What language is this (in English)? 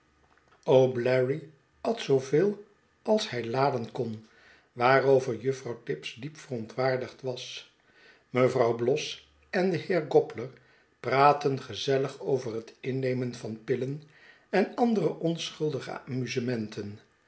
Dutch